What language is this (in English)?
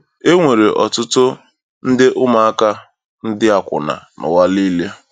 Igbo